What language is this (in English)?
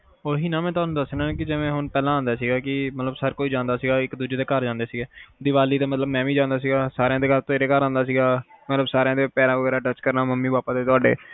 Punjabi